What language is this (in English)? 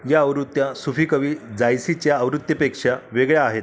Marathi